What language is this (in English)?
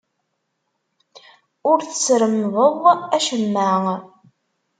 Kabyle